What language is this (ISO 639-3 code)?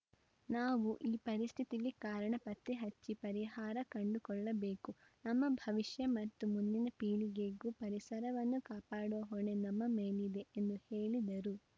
kan